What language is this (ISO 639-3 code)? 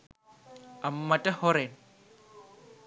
sin